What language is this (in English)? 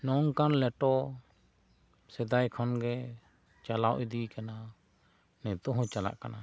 Santali